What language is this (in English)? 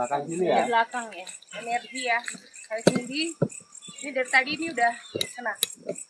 Indonesian